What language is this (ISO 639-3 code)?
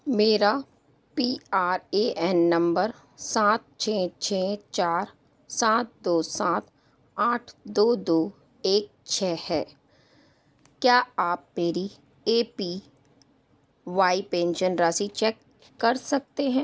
hin